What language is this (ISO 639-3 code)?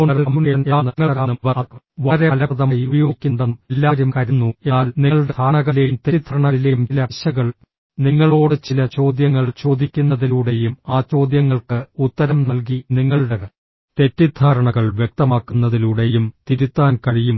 mal